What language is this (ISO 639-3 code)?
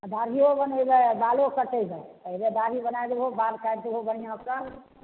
mai